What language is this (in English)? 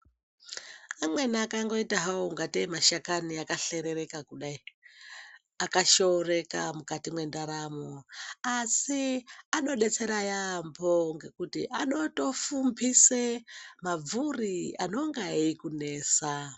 Ndau